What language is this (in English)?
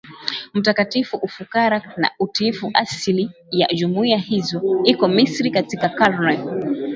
Swahili